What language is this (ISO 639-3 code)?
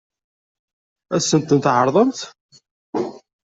kab